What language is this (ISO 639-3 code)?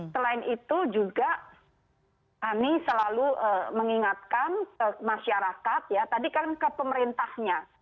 ind